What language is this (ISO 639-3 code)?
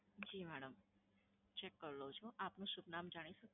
guj